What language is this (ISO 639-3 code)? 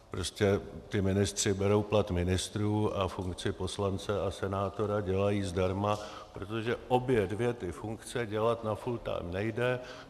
ces